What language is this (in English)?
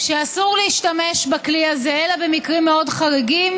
Hebrew